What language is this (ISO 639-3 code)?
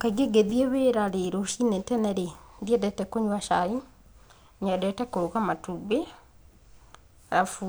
kik